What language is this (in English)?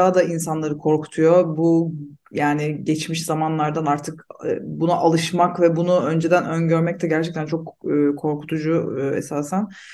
Turkish